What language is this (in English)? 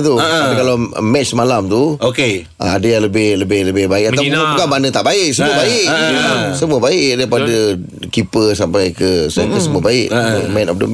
Malay